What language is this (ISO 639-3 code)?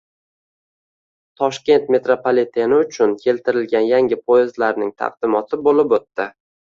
uzb